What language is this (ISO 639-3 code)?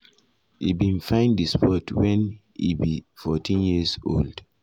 pcm